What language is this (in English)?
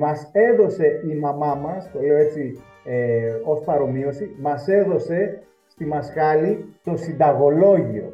Greek